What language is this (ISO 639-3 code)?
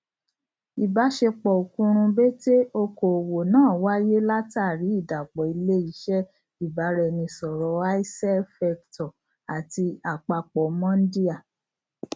yor